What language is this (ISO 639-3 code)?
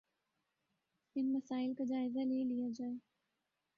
urd